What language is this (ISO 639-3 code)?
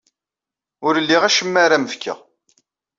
kab